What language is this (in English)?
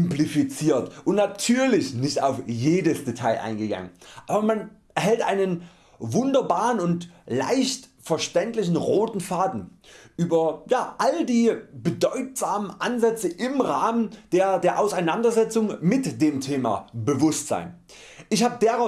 German